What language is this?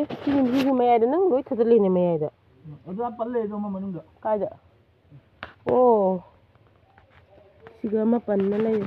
Thai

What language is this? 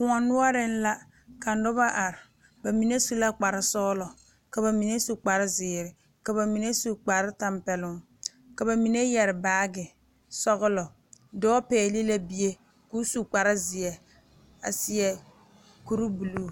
Southern Dagaare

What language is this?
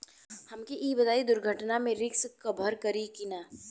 Bhojpuri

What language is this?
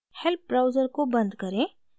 Hindi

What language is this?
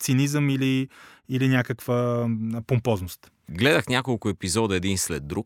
Bulgarian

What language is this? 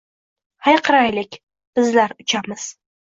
Uzbek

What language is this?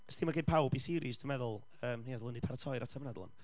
Welsh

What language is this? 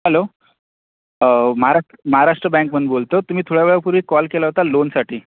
Marathi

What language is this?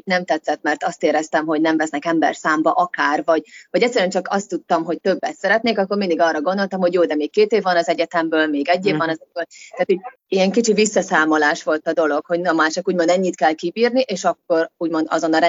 Hungarian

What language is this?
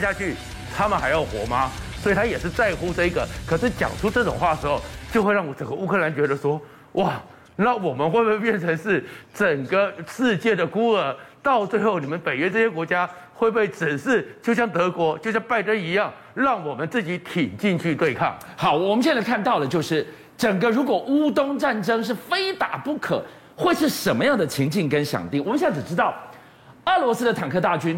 Chinese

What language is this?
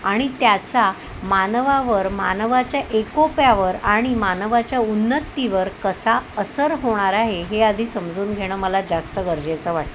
Marathi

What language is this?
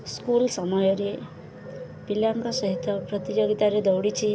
Odia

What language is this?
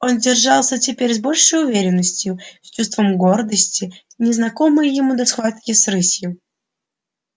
Russian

